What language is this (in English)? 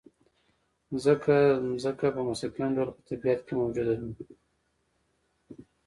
Pashto